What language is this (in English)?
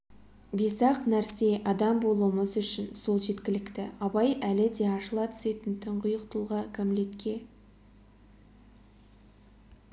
Kazakh